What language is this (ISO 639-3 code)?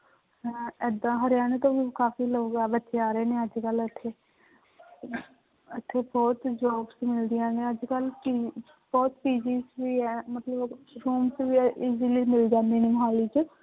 pan